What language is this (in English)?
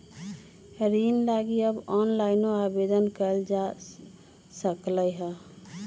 Magahi